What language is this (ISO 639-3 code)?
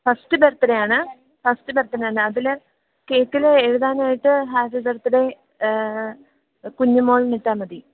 mal